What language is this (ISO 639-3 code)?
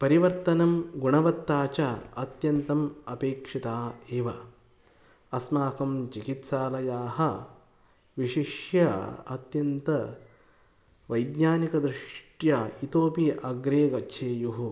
san